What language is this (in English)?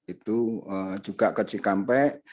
Indonesian